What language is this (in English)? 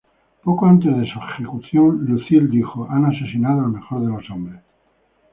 Spanish